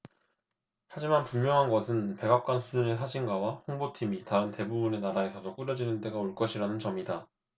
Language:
Korean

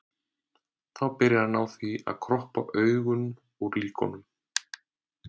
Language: Icelandic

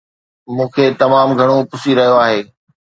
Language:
Sindhi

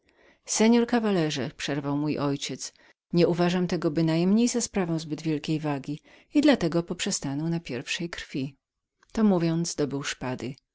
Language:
Polish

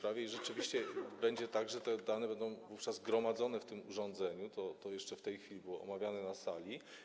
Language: Polish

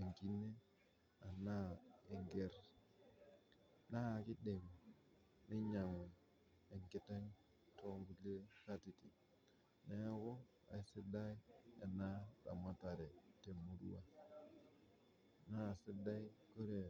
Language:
Masai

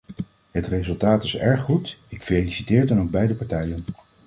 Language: Dutch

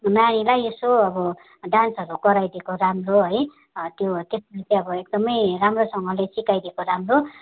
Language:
Nepali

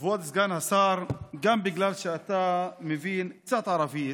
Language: Hebrew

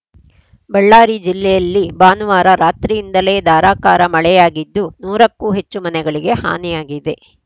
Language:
Kannada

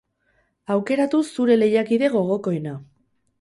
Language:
Basque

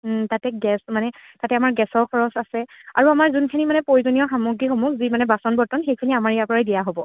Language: Assamese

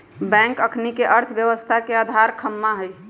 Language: Magahi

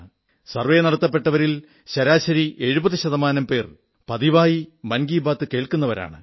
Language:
Malayalam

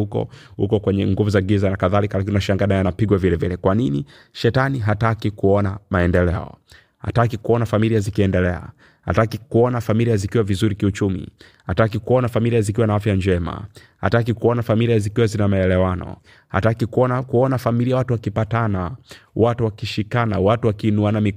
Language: Swahili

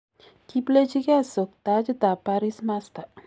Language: Kalenjin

